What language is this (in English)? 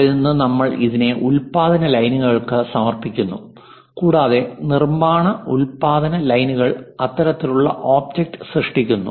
Malayalam